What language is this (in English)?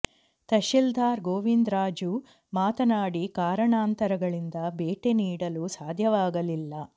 Kannada